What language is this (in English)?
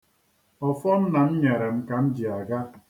Igbo